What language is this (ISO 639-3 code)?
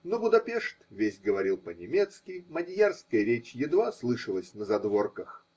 rus